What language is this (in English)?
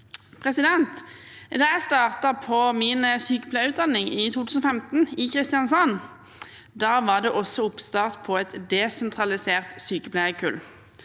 Norwegian